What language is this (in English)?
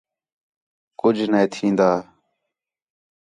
Khetrani